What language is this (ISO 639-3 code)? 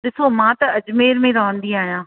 snd